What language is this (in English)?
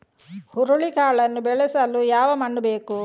Kannada